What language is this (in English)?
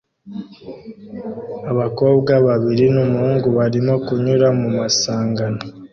Kinyarwanda